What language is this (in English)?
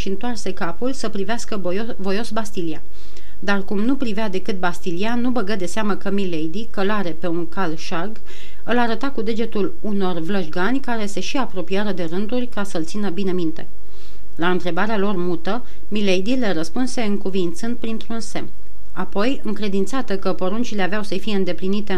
Romanian